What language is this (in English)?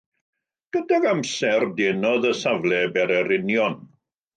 Welsh